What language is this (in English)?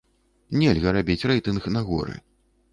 Belarusian